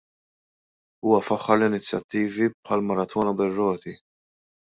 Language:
Maltese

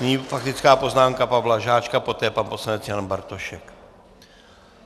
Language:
Czech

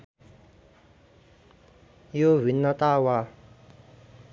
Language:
Nepali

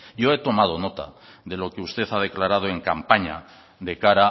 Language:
Spanish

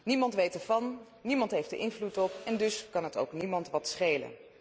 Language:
Dutch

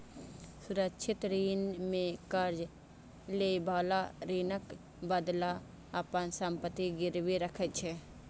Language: Maithili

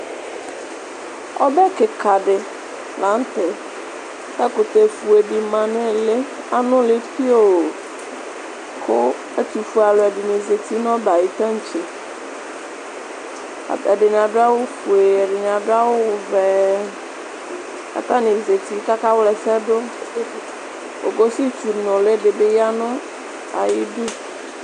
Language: Ikposo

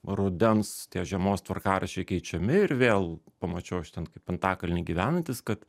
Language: Lithuanian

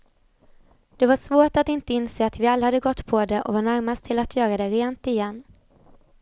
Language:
Swedish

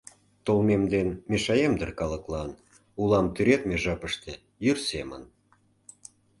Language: Mari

